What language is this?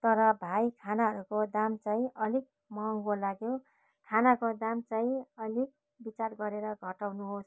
Nepali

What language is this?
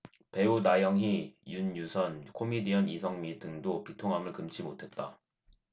Korean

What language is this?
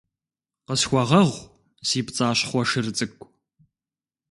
Kabardian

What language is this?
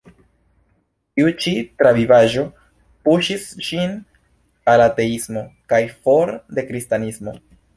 Esperanto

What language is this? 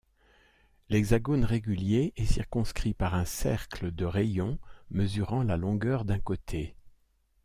French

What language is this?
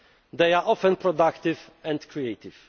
English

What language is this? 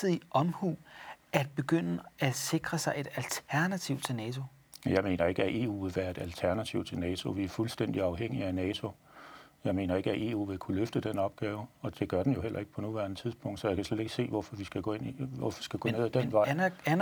Danish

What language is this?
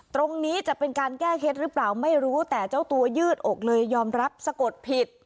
Thai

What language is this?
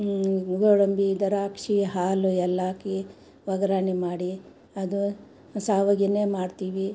Kannada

